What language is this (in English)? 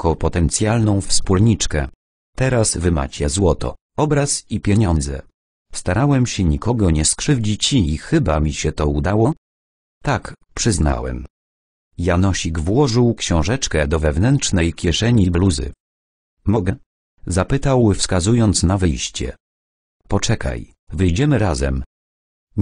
Polish